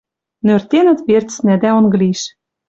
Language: Western Mari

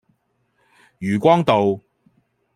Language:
Cantonese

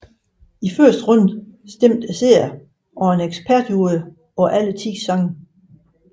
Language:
Danish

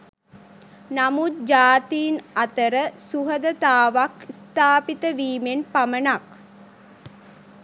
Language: Sinhala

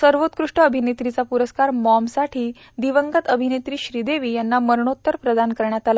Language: Marathi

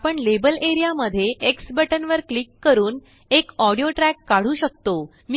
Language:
Marathi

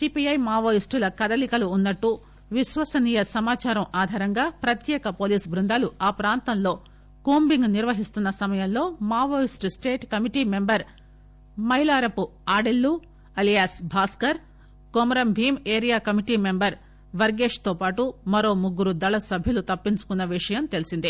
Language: Telugu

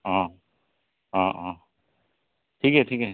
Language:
Assamese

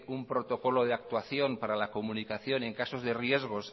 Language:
Spanish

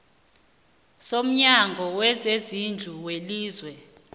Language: South Ndebele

